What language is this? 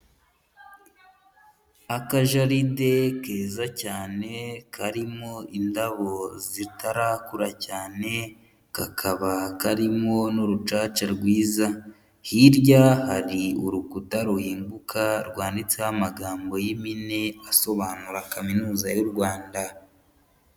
Kinyarwanda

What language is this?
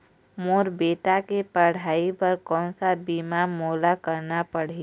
Chhattisgarhi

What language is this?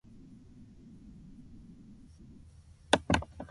Korean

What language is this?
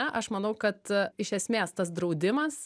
Lithuanian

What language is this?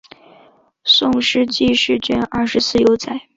Chinese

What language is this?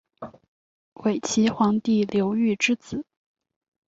Chinese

